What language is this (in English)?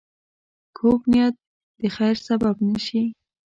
Pashto